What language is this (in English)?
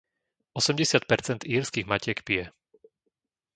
Slovak